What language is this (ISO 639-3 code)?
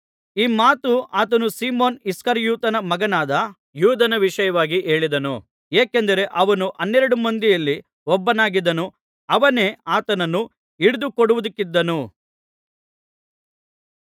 kan